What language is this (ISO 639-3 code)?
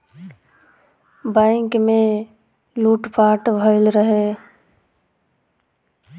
bho